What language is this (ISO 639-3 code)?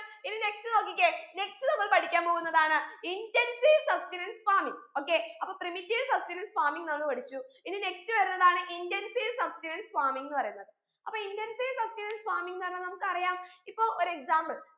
mal